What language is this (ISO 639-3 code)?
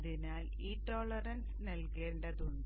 mal